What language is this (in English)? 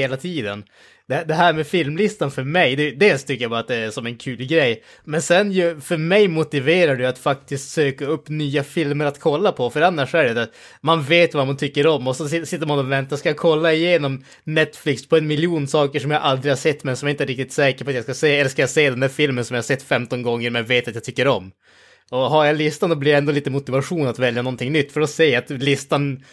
Swedish